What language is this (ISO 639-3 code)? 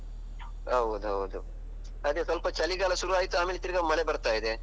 kan